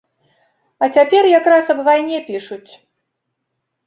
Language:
Belarusian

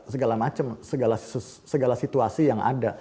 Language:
Indonesian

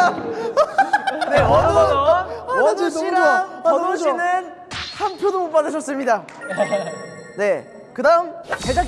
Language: Korean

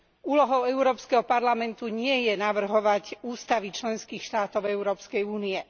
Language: Slovak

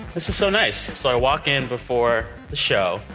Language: English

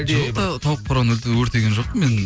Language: Kazakh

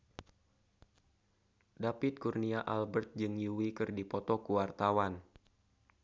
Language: Sundanese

